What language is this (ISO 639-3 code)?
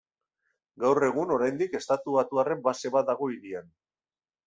eus